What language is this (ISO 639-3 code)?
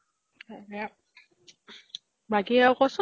asm